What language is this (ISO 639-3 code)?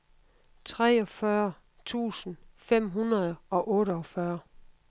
dan